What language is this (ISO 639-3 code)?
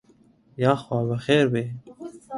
ckb